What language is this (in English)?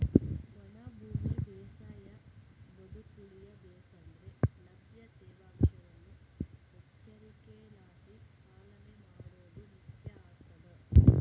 Kannada